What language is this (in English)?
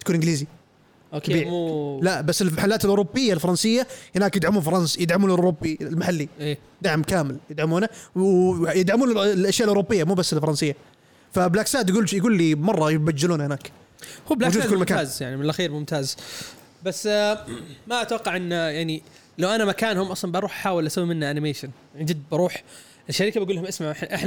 Arabic